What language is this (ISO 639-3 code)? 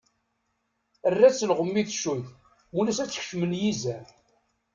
kab